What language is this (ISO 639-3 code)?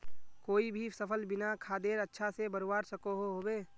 mag